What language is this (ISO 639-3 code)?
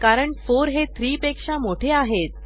mar